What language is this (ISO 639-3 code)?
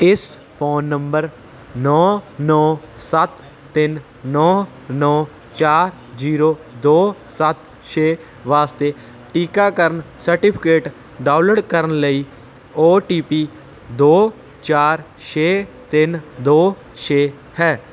pan